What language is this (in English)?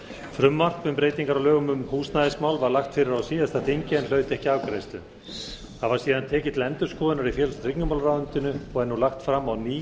Icelandic